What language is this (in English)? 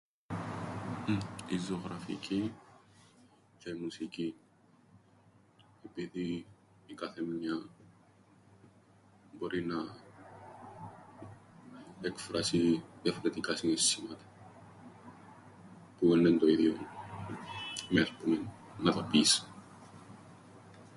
Greek